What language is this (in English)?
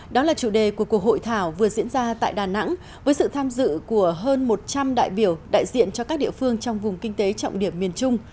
Vietnamese